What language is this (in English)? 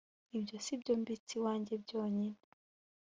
Kinyarwanda